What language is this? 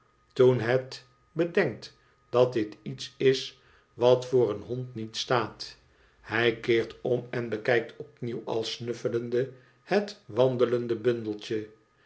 Dutch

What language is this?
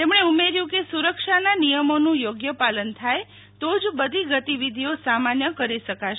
Gujarati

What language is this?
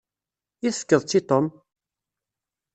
Kabyle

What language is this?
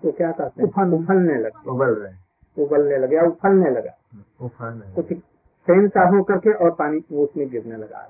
Hindi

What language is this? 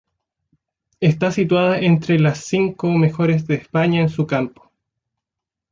Spanish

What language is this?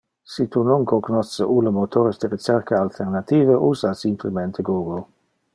Interlingua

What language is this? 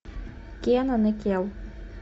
Russian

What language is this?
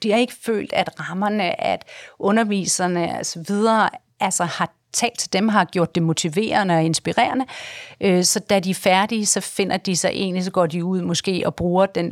Danish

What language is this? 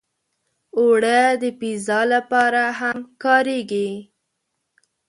Pashto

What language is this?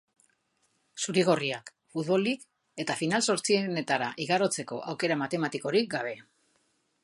Basque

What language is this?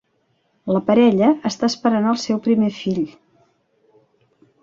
Catalan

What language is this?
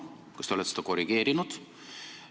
Estonian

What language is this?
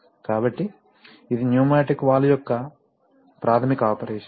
Telugu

